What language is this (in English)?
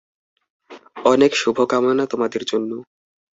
Bangla